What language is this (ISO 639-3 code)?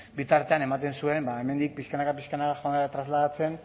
eus